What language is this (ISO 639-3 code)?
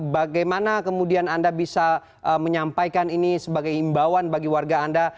ind